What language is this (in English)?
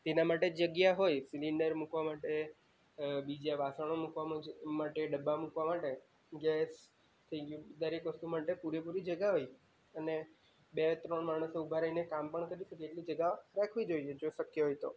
Gujarati